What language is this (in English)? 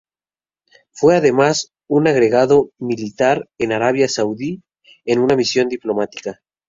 Spanish